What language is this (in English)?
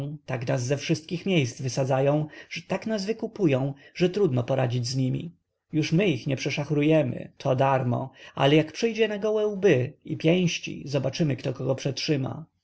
Polish